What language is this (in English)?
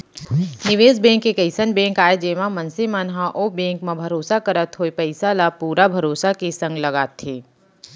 Chhattisgarhi